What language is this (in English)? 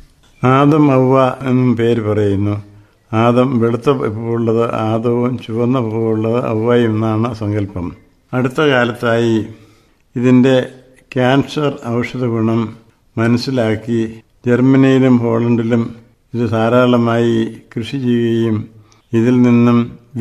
Malayalam